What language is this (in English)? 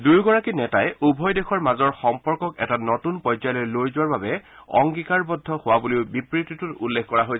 Assamese